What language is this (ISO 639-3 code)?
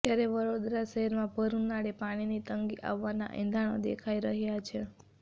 guj